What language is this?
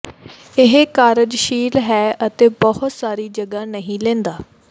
Punjabi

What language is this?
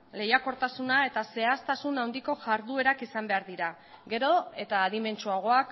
Basque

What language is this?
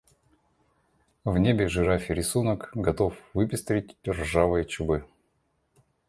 Russian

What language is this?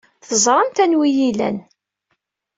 Kabyle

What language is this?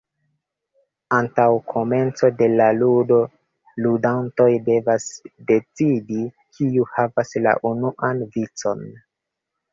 Esperanto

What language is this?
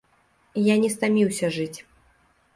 Belarusian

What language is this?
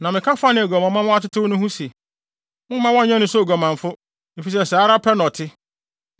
Akan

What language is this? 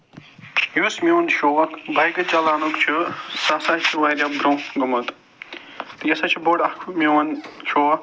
Kashmiri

